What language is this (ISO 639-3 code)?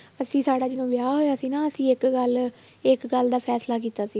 pan